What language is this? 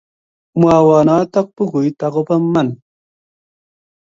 Kalenjin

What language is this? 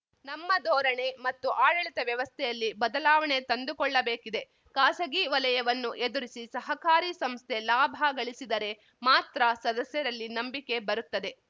Kannada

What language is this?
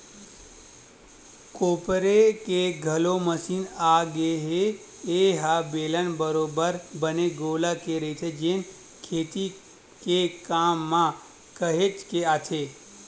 Chhattisgarhi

